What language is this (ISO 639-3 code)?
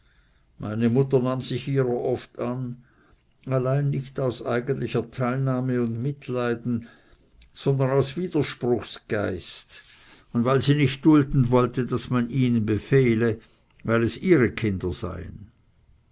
deu